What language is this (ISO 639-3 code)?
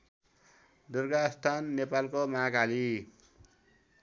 nep